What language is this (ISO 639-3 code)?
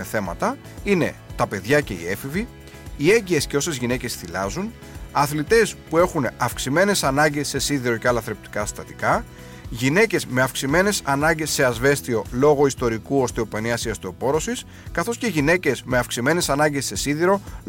ell